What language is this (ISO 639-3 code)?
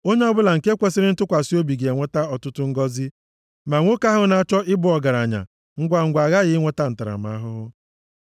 ibo